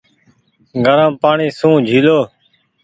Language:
Goaria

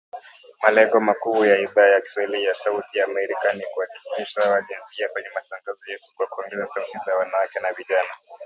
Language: Swahili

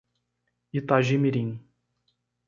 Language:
Portuguese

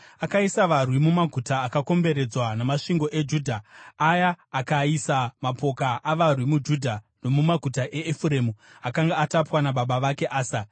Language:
Shona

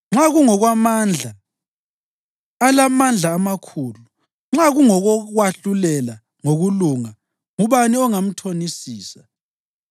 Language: North Ndebele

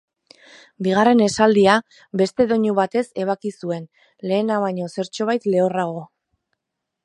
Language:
Basque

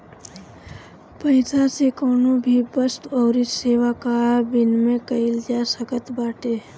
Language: Bhojpuri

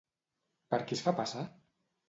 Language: Catalan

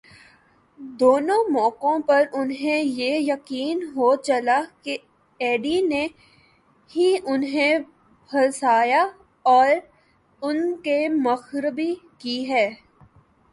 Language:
Urdu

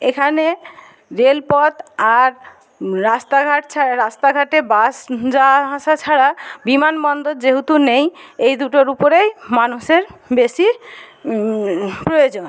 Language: Bangla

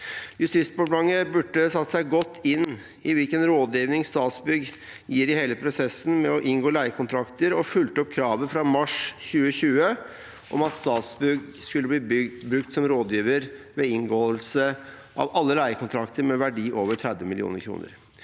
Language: Norwegian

